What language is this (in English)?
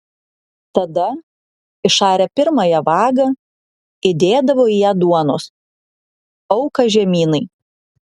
Lithuanian